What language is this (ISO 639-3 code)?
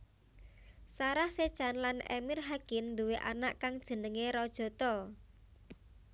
jav